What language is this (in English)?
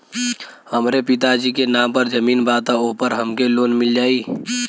Bhojpuri